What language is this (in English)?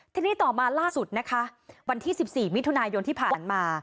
Thai